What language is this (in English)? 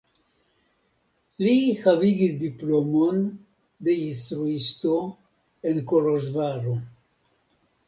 Esperanto